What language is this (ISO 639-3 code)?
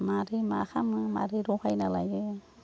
brx